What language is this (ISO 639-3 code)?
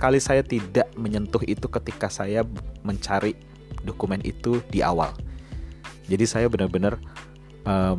ind